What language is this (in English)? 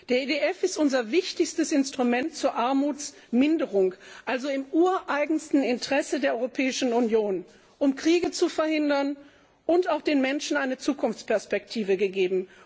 German